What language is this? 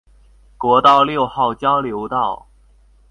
Chinese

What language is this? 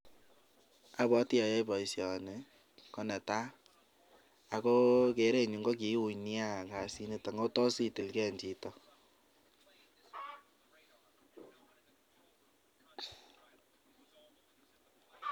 Kalenjin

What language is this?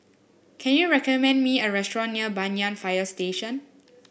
English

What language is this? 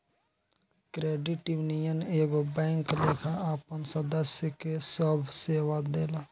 Bhojpuri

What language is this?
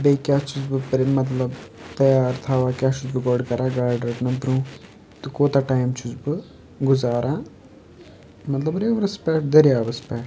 Kashmiri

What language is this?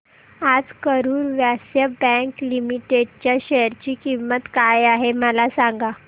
Marathi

